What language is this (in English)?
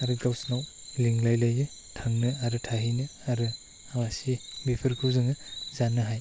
Bodo